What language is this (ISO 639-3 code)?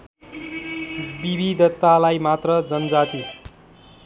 nep